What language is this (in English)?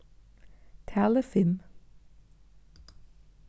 Faroese